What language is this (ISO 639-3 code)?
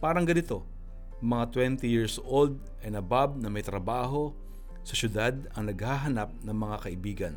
fil